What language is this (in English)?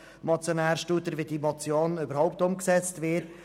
Swiss German